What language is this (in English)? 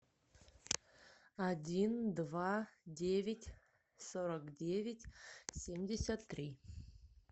Russian